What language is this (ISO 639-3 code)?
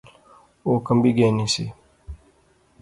phr